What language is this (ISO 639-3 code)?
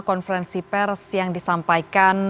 ind